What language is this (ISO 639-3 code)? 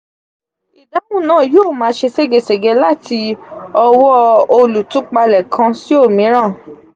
yor